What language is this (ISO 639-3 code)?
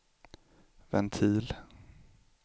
swe